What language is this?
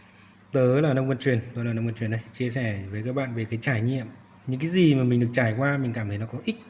Vietnamese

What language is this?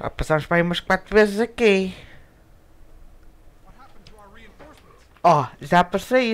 Portuguese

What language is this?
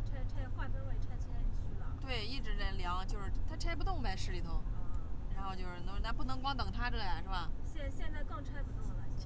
Chinese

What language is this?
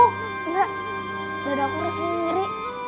Indonesian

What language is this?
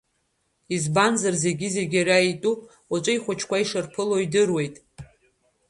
Abkhazian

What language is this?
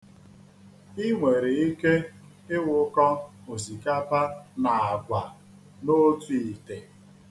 Igbo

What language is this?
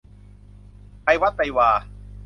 Thai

